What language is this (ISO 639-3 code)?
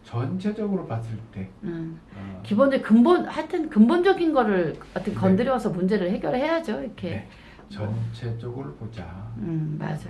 kor